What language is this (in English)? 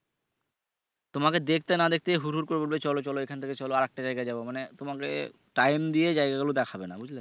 Bangla